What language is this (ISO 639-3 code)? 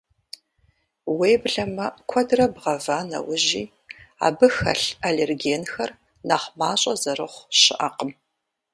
kbd